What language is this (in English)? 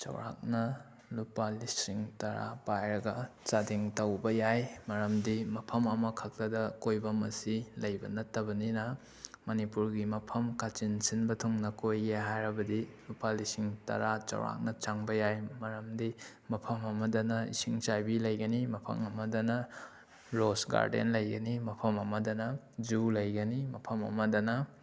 Manipuri